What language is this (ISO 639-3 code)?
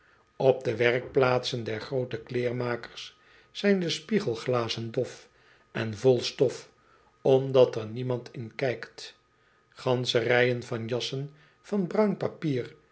nld